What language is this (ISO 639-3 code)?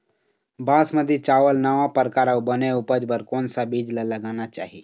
hne